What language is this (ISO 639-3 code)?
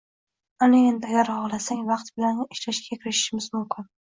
uzb